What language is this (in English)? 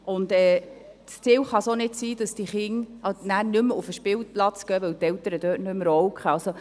Swiss German